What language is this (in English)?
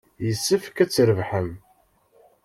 Kabyle